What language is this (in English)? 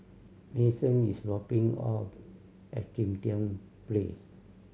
English